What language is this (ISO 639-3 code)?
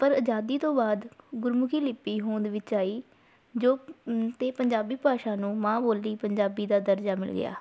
pan